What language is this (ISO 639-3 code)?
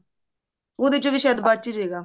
pan